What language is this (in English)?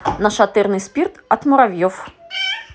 Russian